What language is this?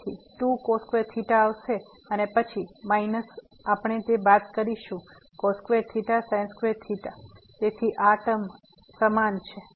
Gujarati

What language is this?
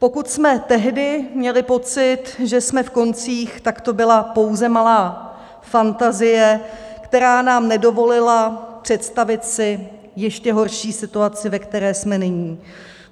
Czech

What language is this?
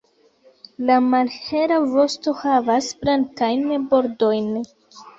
Esperanto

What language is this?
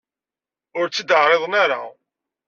Kabyle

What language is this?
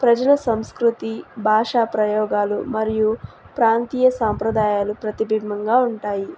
Telugu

